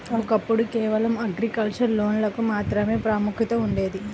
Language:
Telugu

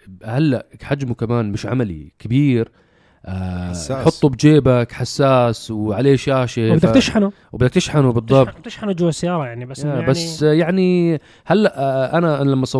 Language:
Arabic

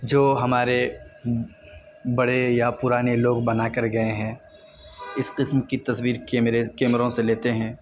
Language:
Urdu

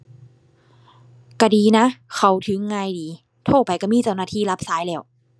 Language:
Thai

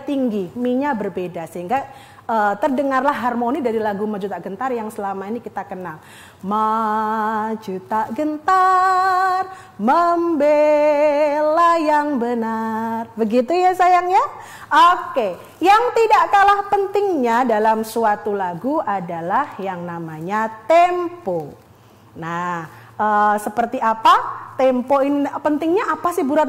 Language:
Indonesian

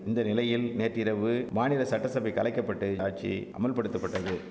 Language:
Tamil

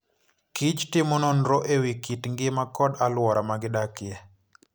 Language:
Luo (Kenya and Tanzania)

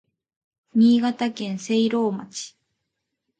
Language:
Japanese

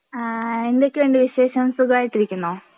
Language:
Malayalam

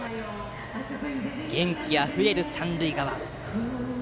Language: Japanese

